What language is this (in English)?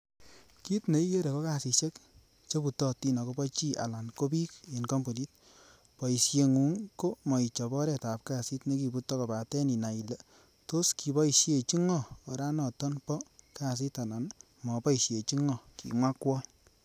Kalenjin